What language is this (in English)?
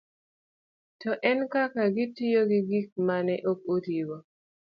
Luo (Kenya and Tanzania)